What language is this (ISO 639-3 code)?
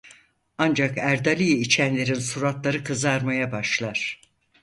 tur